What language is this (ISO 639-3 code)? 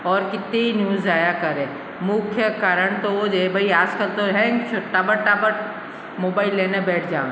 hin